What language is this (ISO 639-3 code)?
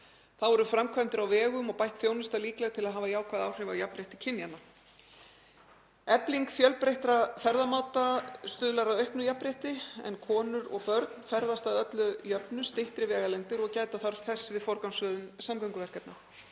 isl